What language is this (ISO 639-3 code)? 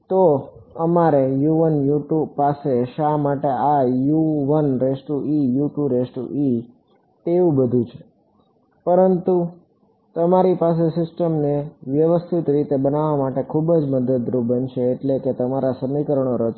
guj